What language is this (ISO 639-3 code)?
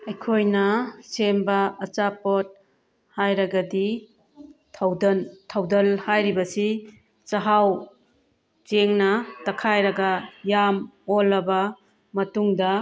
mni